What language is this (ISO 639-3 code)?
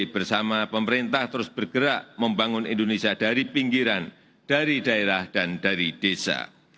ind